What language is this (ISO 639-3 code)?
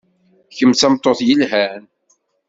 kab